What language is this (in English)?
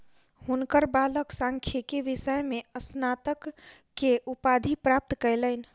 Maithili